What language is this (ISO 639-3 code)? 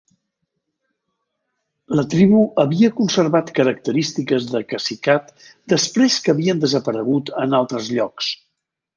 cat